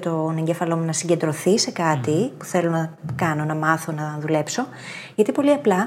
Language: Greek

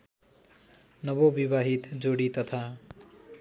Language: Nepali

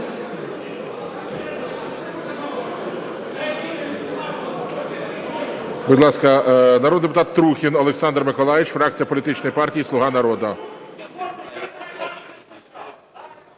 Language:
Ukrainian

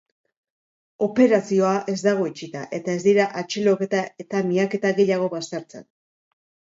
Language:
Basque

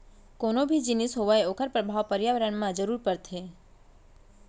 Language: Chhattisgarhi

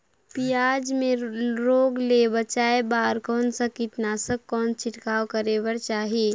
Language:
Chhattisgarhi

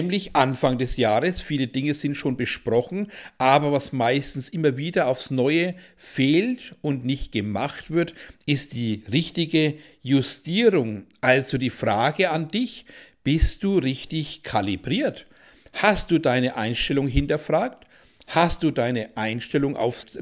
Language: German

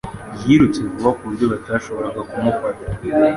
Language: Kinyarwanda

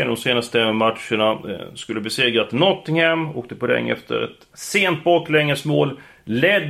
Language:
Swedish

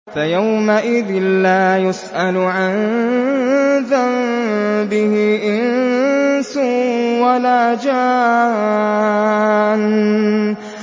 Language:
Arabic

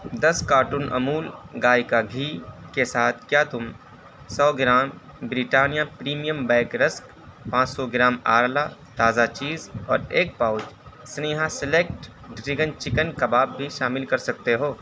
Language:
Urdu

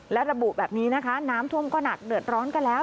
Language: Thai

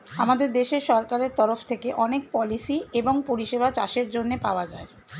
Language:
Bangla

